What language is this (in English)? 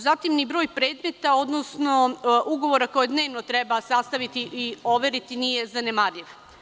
Serbian